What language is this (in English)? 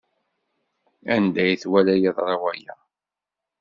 Kabyle